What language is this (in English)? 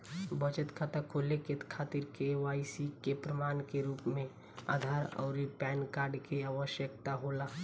Bhojpuri